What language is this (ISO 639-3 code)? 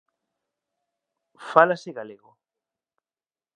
glg